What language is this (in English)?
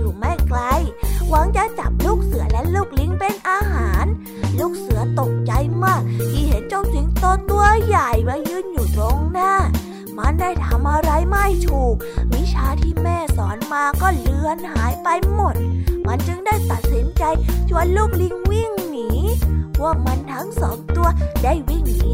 Thai